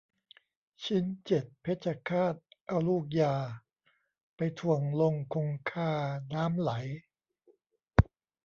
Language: Thai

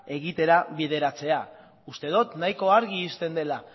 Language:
Basque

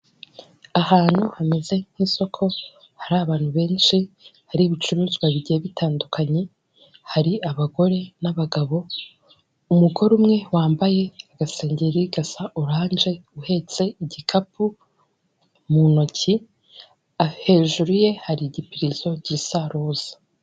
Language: Kinyarwanda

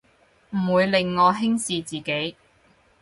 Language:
Cantonese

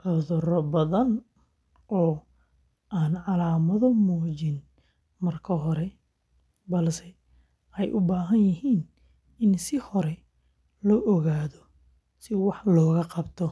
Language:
Somali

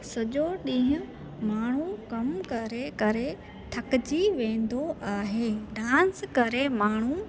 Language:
Sindhi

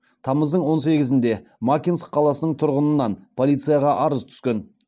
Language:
Kazakh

